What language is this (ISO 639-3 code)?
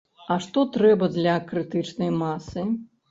bel